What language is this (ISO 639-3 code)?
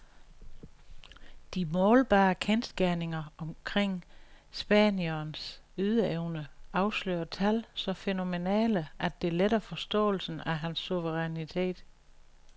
dan